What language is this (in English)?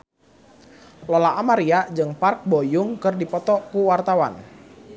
Sundanese